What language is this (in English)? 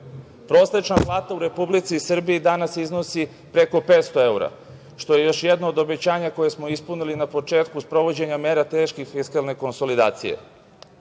Serbian